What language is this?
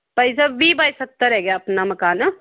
Punjabi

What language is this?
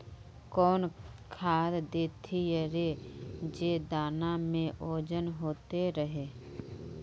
Magahi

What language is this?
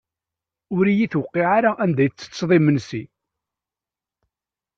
Kabyle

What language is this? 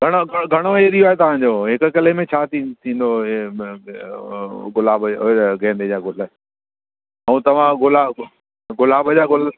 Sindhi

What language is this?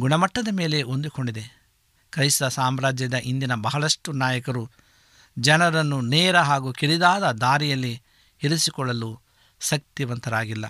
Kannada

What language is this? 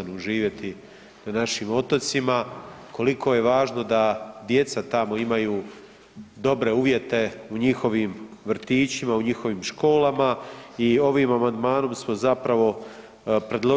Croatian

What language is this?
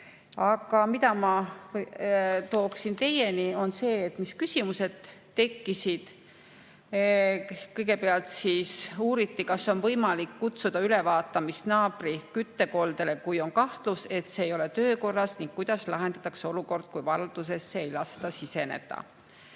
Estonian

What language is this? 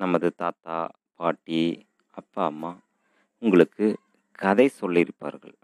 Tamil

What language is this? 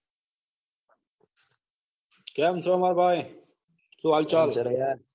Gujarati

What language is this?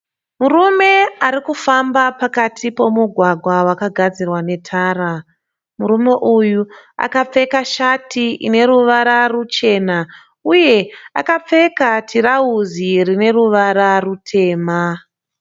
Shona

